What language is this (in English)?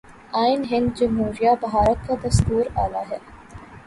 Urdu